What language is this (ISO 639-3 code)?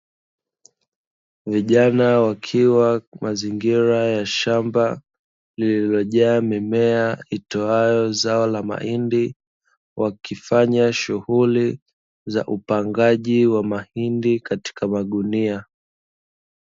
swa